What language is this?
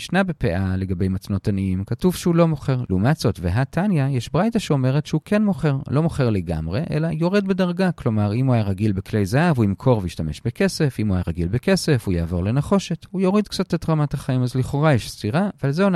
Hebrew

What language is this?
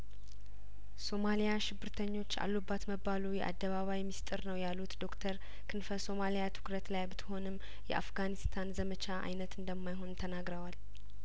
Amharic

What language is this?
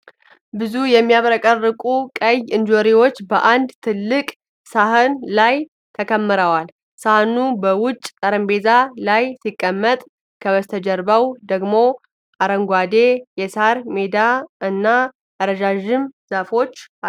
Amharic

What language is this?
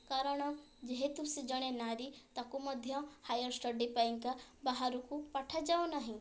Odia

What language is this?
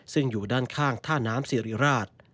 Thai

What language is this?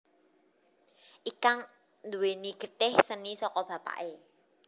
Javanese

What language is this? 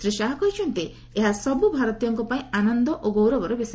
Odia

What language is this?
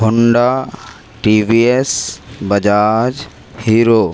Urdu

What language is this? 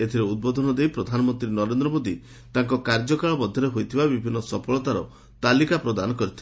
Odia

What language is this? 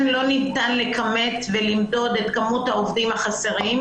Hebrew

